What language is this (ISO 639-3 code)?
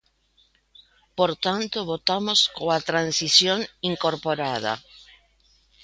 glg